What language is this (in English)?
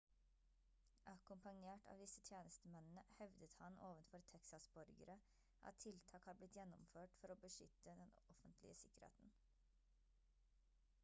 Norwegian Bokmål